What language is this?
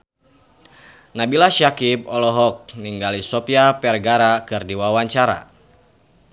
Sundanese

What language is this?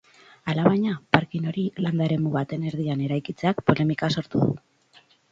Basque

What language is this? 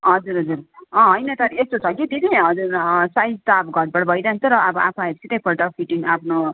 Nepali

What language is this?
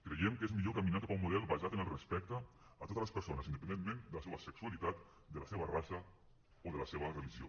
Catalan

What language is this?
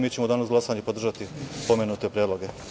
Serbian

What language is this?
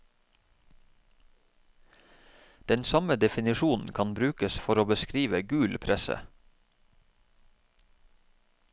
Norwegian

